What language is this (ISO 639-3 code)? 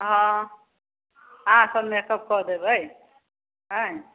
mai